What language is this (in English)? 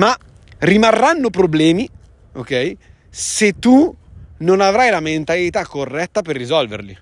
Italian